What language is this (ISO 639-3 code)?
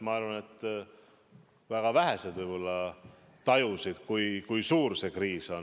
est